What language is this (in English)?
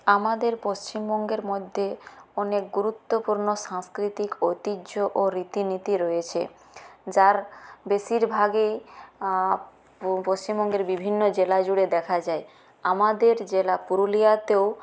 Bangla